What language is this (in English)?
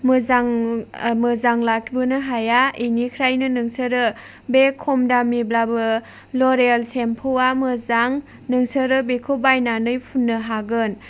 Bodo